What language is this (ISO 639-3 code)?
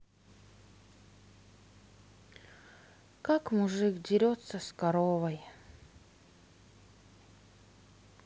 rus